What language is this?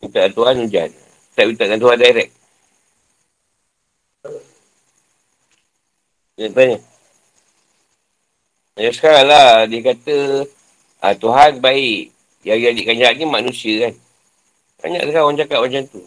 Malay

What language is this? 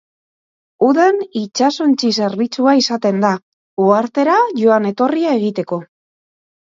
Basque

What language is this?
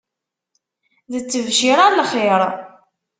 Kabyle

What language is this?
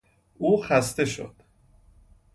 Persian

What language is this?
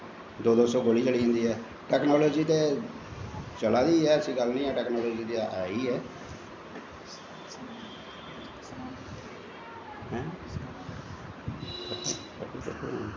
Dogri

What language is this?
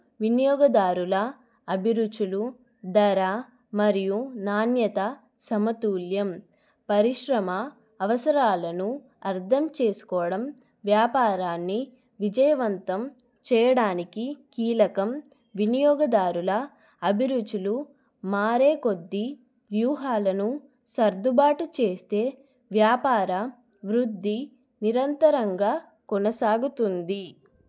Telugu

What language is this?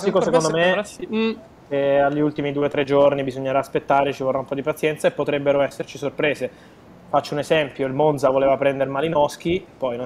Italian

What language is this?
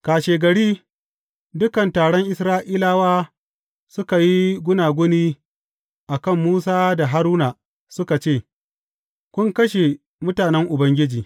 Hausa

